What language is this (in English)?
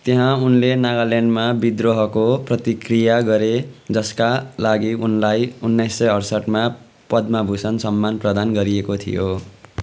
Nepali